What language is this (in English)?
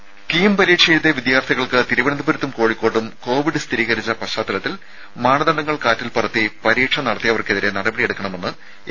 Malayalam